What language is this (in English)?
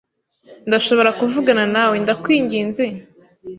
Kinyarwanda